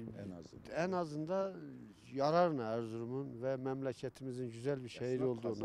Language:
Turkish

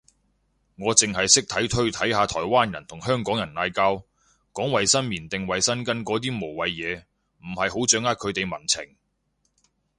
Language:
Cantonese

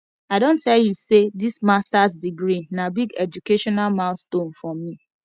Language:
Nigerian Pidgin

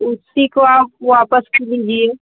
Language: Hindi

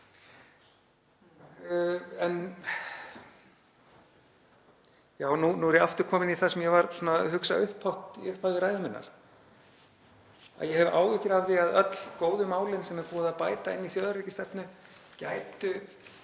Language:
Icelandic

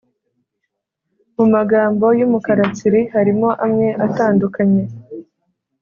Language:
Kinyarwanda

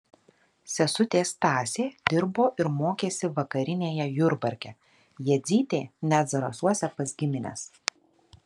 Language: Lithuanian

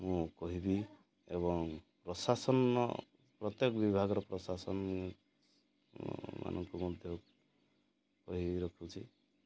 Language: Odia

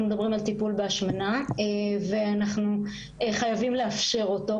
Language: Hebrew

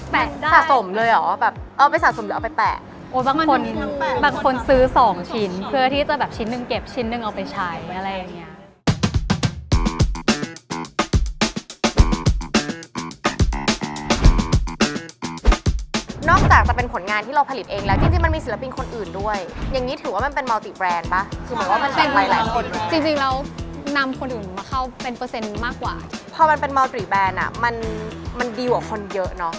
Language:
Thai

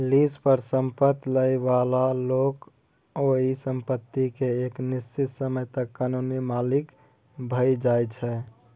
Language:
Maithili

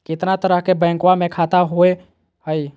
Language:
Magahi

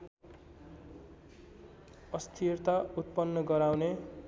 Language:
Nepali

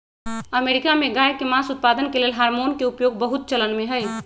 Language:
Magahi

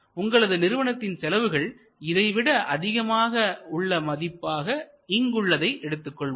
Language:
Tamil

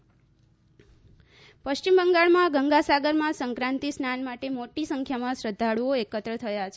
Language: Gujarati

